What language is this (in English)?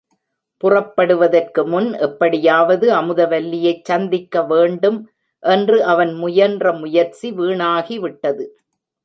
Tamil